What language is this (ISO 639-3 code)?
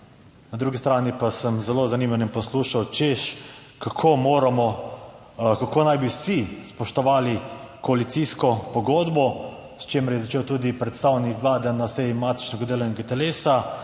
slv